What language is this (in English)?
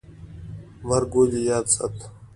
Pashto